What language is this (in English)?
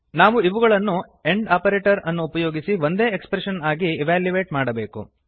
Kannada